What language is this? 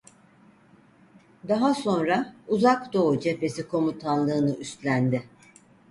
Turkish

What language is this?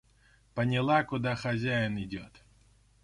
Russian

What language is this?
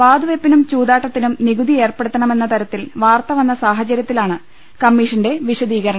Malayalam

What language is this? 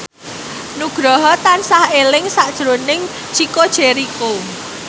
Javanese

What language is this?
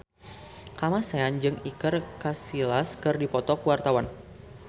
Sundanese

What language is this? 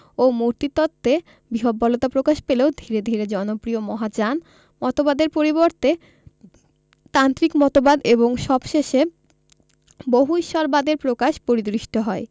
Bangla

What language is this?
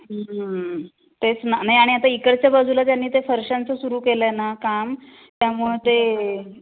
Marathi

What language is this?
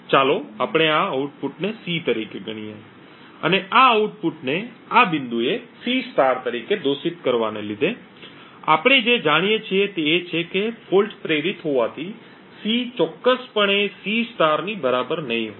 Gujarati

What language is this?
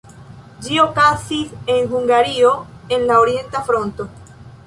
Esperanto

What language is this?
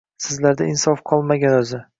Uzbek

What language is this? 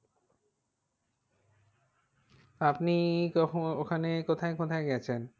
Bangla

